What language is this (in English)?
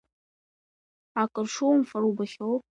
Abkhazian